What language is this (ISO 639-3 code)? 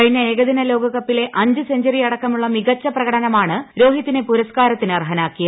mal